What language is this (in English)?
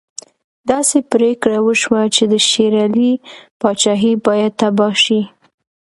Pashto